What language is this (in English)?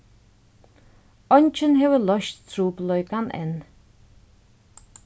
Faroese